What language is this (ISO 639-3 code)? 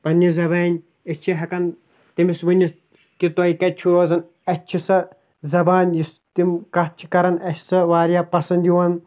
kas